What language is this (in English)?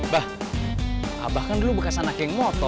Indonesian